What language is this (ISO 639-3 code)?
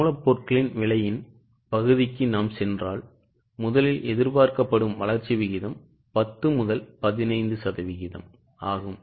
tam